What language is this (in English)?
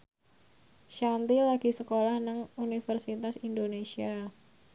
Javanese